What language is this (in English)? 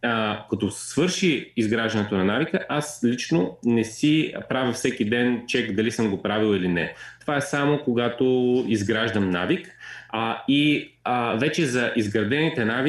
Bulgarian